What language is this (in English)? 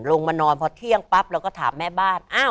Thai